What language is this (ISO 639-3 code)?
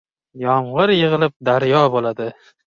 uzb